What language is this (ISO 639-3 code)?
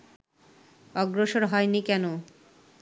ben